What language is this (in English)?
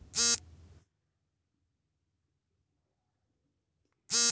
Kannada